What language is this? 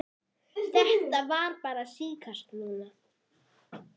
Icelandic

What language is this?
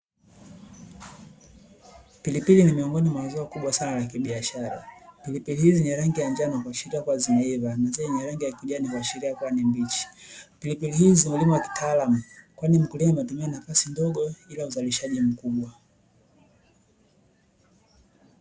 Swahili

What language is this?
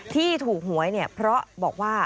Thai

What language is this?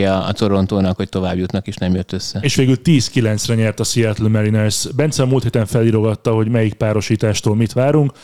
Hungarian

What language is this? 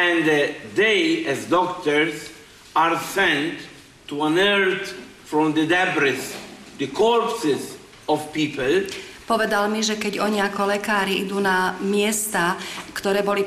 Slovak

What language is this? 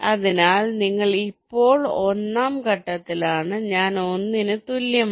Malayalam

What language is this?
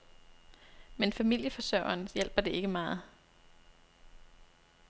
Danish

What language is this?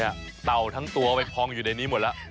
Thai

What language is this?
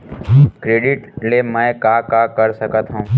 Chhattisgarhi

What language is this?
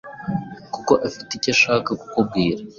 Kinyarwanda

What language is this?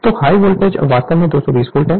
Hindi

